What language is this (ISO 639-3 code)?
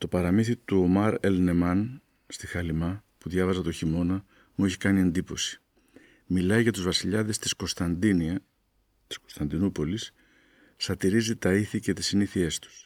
ell